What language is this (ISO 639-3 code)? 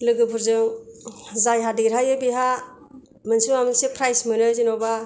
brx